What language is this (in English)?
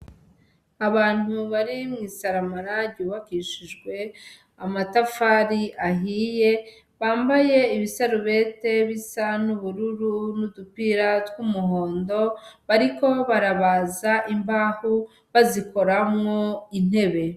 Rundi